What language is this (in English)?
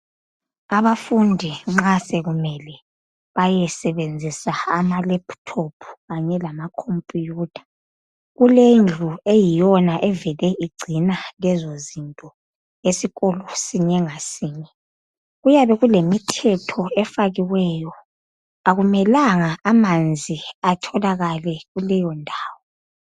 North Ndebele